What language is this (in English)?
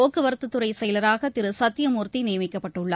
Tamil